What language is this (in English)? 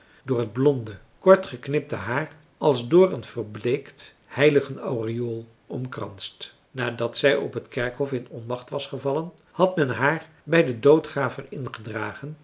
Dutch